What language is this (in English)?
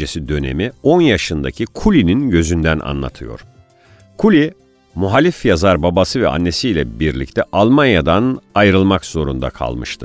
Turkish